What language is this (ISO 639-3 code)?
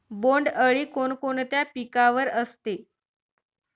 mar